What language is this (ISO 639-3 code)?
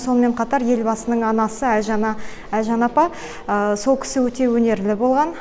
kaz